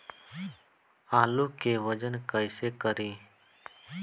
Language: Bhojpuri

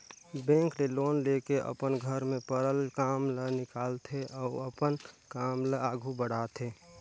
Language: Chhattisgarhi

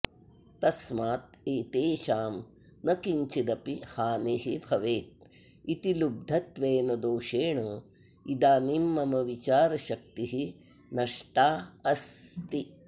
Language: Sanskrit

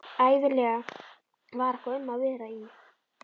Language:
Icelandic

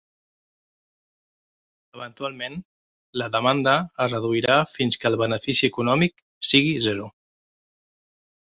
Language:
Catalan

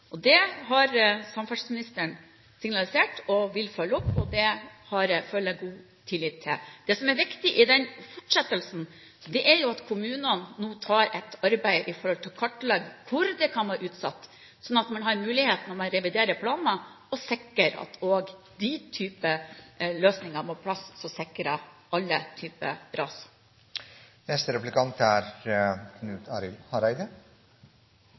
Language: Norwegian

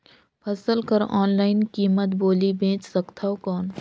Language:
Chhattisgarhi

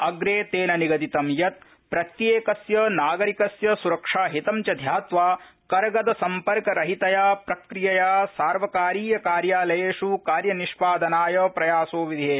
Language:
Sanskrit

